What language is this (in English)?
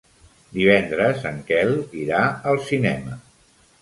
Catalan